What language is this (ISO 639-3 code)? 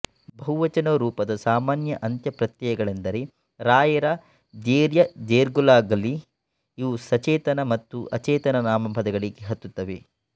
kan